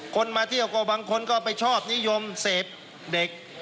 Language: Thai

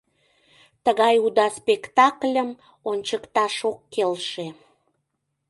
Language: Mari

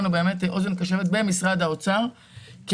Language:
Hebrew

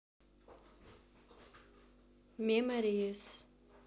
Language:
Russian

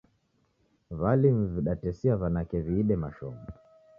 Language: Taita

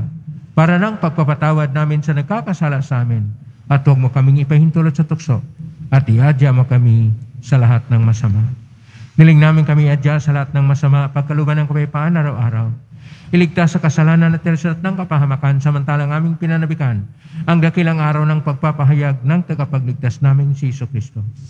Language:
Filipino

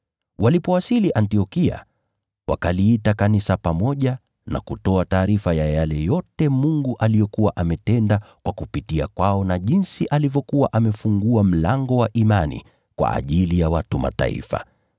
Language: Swahili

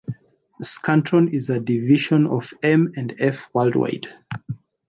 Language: English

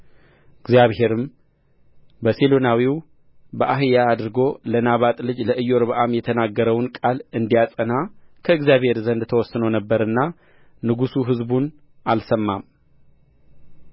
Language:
Amharic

